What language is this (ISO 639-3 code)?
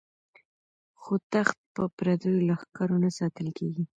pus